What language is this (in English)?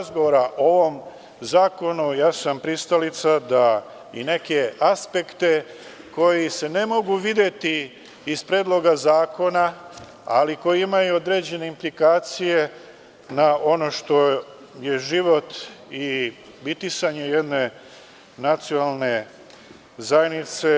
Serbian